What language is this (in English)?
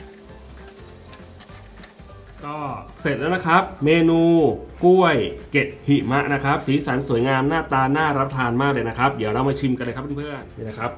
Thai